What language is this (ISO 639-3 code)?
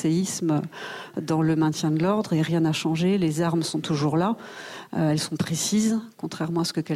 fra